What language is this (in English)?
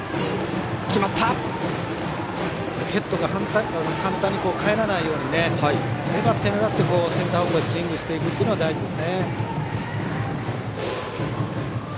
Japanese